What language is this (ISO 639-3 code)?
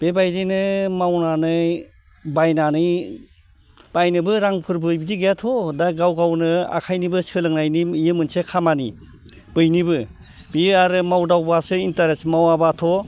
brx